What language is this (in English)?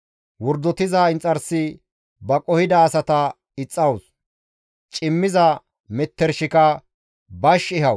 Gamo